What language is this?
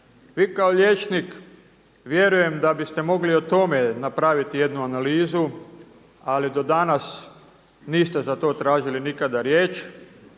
Croatian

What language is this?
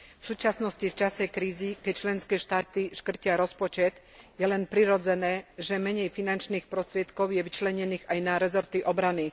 Slovak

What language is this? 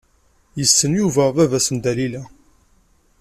Kabyle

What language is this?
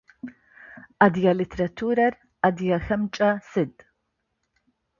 Adyghe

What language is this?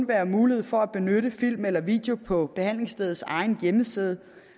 Danish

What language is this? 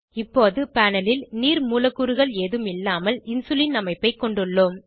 Tamil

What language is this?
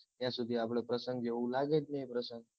Gujarati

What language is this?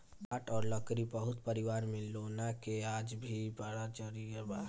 Bhojpuri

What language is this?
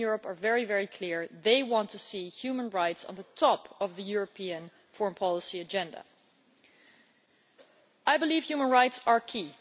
English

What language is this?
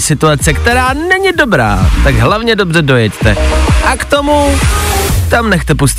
Czech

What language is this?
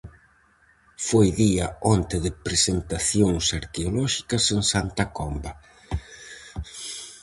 Galician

